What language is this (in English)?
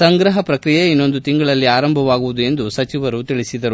Kannada